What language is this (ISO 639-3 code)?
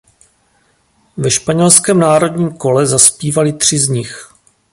ces